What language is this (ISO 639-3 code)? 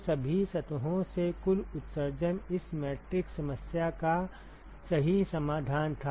hin